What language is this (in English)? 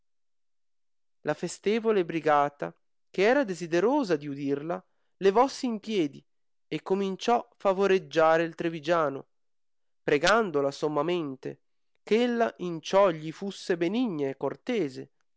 Italian